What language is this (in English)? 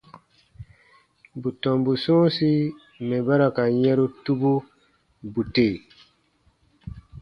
Baatonum